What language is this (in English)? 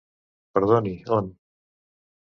Catalan